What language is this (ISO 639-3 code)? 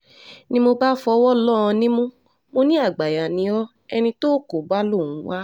yor